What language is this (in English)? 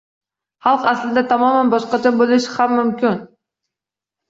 Uzbek